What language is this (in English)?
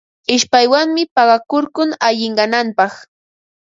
Ambo-Pasco Quechua